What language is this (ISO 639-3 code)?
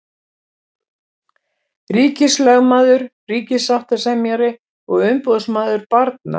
isl